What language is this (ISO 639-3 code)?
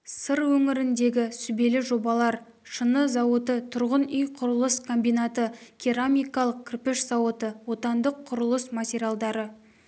kaz